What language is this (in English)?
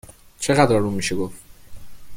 Persian